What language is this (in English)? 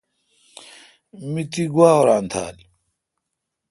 Kalkoti